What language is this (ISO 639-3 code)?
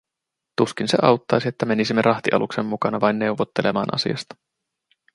fin